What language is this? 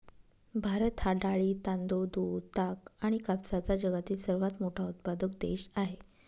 Marathi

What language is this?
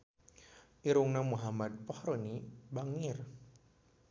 Sundanese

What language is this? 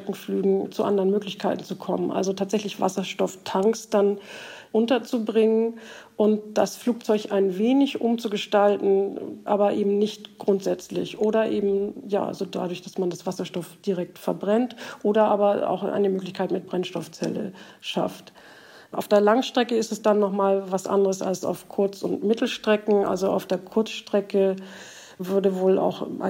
German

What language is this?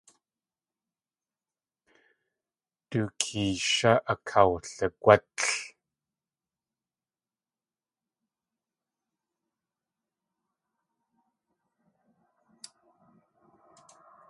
Tlingit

